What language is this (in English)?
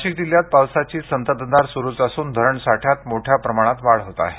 Marathi